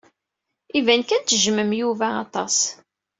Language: Kabyle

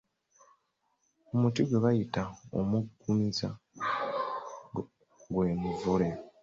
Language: Ganda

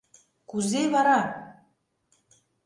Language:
Mari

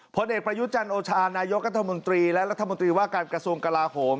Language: Thai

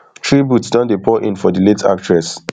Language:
Nigerian Pidgin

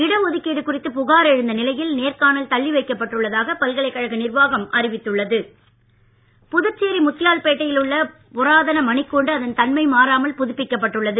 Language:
Tamil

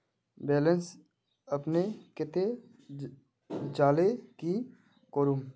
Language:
Magahi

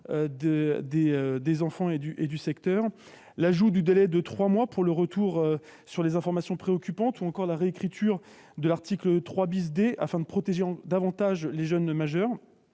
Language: French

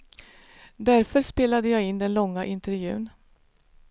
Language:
Swedish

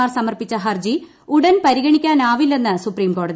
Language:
Malayalam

